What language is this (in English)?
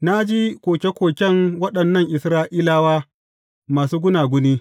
Hausa